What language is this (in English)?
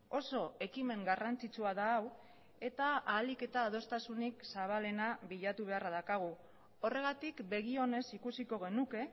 Basque